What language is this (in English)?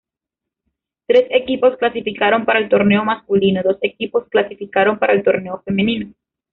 Spanish